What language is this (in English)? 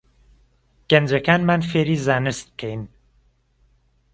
Central Kurdish